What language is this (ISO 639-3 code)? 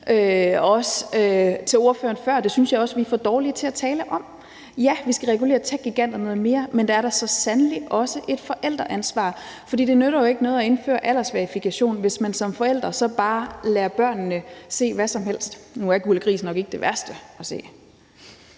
dan